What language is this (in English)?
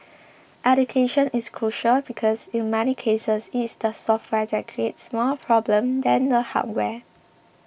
English